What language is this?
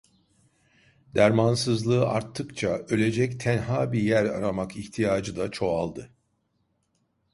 Turkish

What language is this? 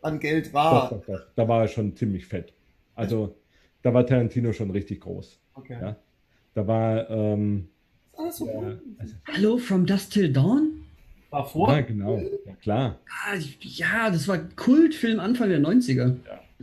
German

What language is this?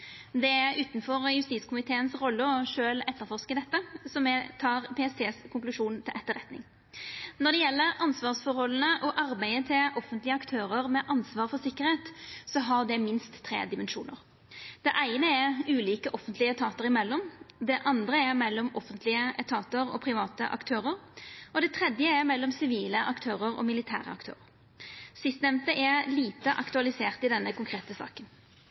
Norwegian Nynorsk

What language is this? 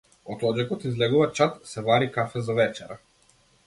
Macedonian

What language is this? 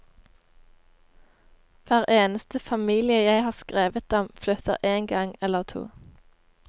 Norwegian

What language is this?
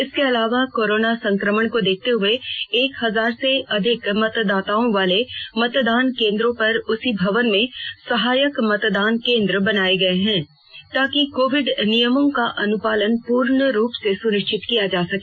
Hindi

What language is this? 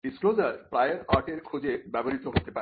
Bangla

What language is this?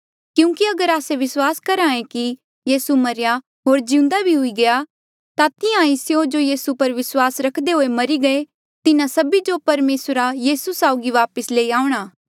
Mandeali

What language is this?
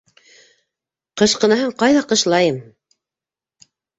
Bashkir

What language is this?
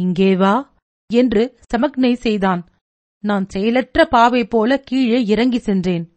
Tamil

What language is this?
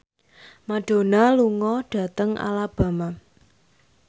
Javanese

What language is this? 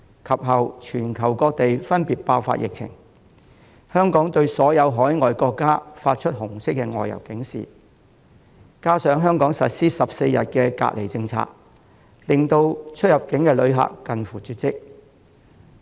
Cantonese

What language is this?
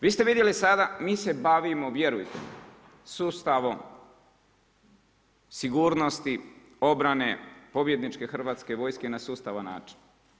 Croatian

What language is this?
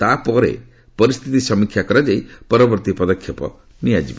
Odia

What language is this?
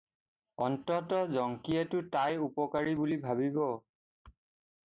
Assamese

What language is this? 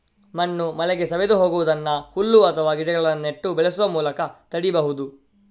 Kannada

